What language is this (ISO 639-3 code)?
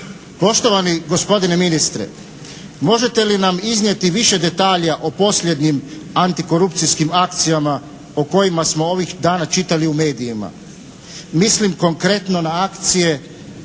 hrv